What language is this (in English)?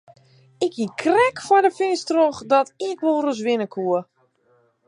Western Frisian